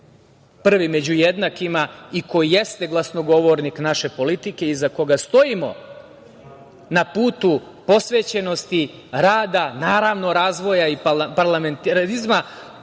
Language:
Serbian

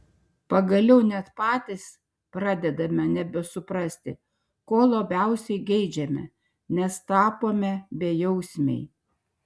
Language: Lithuanian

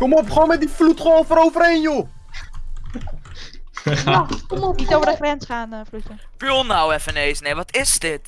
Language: Dutch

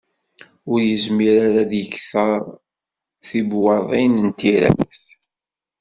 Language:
Kabyle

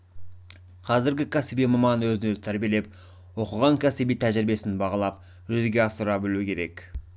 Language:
Kazakh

